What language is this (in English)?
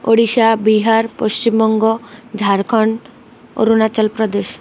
Odia